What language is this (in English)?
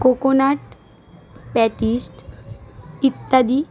Bangla